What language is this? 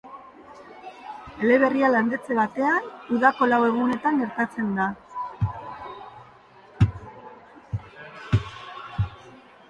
Basque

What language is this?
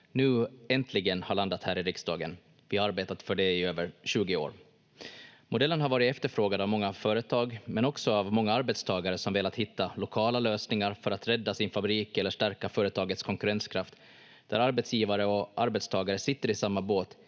Finnish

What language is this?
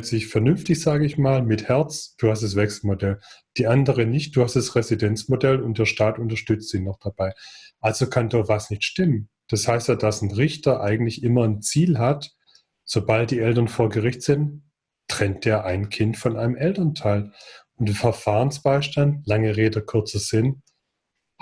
German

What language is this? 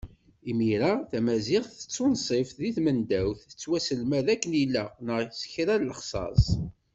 Kabyle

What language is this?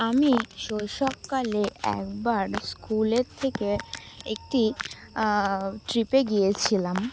Bangla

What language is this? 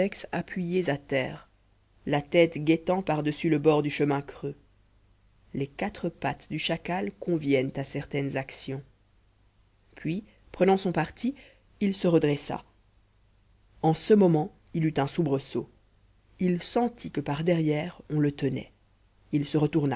French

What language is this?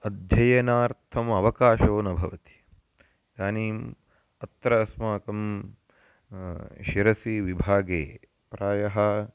Sanskrit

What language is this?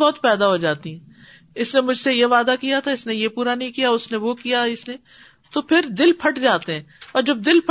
Urdu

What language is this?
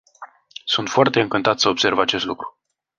Romanian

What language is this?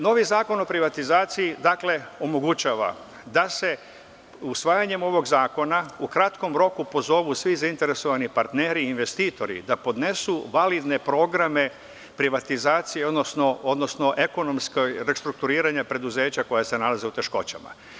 Serbian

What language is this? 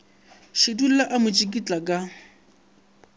Northern Sotho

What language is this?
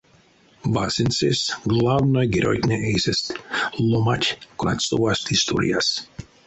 Erzya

